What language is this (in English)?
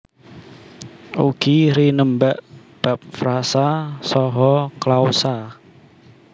Javanese